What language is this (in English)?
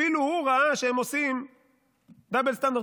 Hebrew